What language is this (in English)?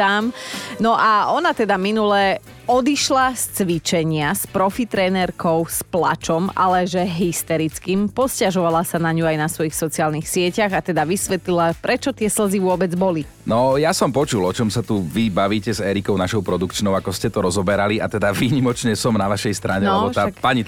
Slovak